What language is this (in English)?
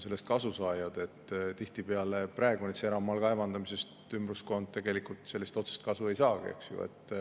Estonian